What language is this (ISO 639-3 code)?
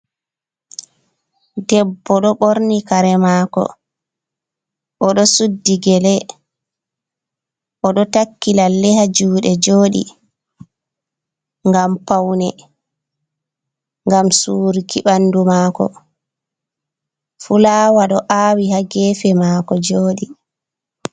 ful